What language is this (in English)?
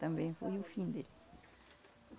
Portuguese